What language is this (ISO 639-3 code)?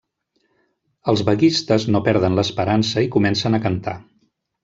cat